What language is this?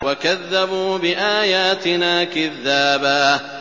Arabic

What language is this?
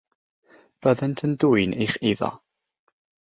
Welsh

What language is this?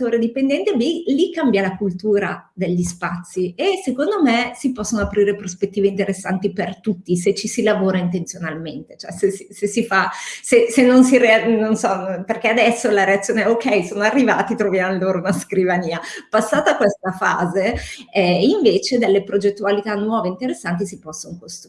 Italian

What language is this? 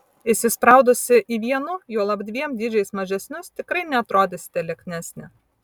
Lithuanian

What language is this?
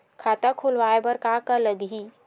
Chhattisgarhi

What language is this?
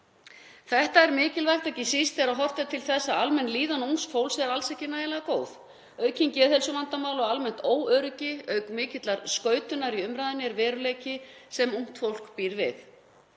Icelandic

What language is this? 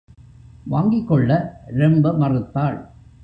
Tamil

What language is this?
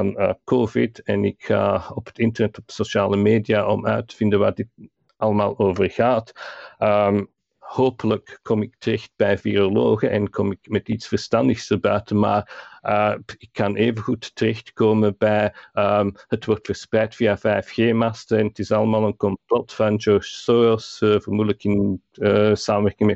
Dutch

